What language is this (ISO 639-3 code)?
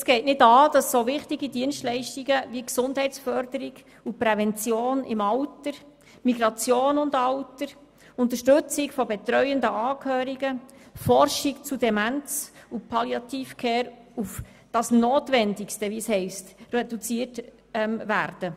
gsw